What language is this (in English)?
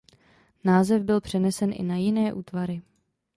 Czech